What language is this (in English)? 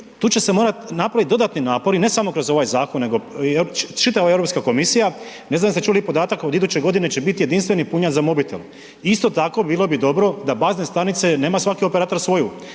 Croatian